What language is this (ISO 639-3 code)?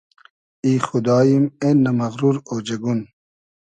haz